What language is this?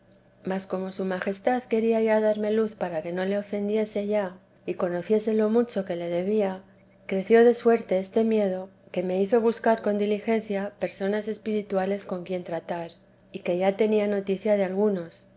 Spanish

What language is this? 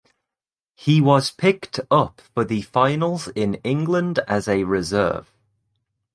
English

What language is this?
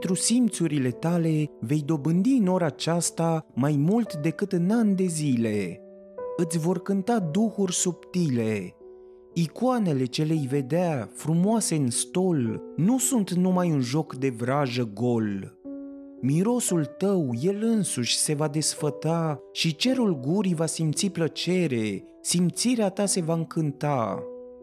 Romanian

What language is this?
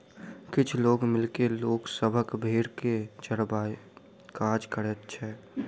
Maithili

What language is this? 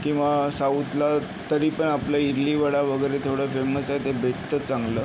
Marathi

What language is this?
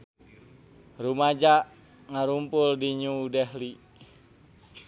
Sundanese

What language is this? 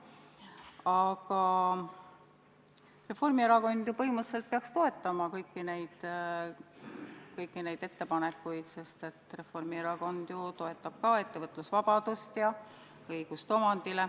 Estonian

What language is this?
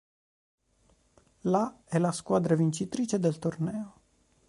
Italian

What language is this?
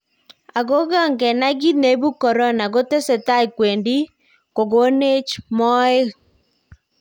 Kalenjin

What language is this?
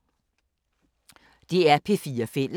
Danish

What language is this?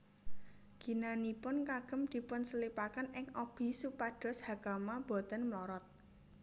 Javanese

